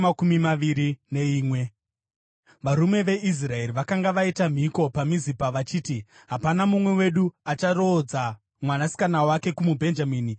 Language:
Shona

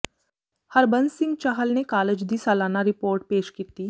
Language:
Punjabi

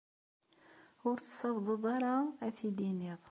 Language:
Kabyle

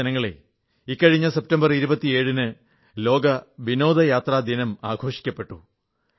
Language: Malayalam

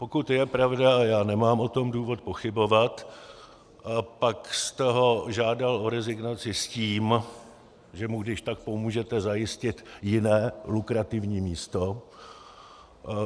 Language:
Czech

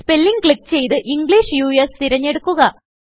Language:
Malayalam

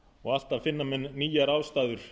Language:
Icelandic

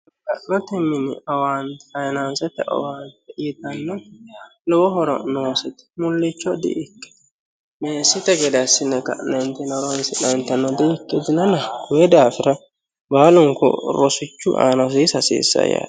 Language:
Sidamo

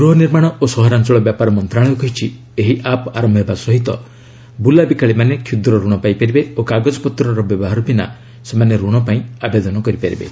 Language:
Odia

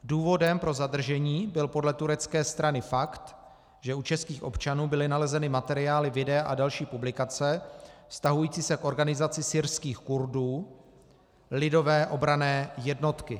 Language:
Czech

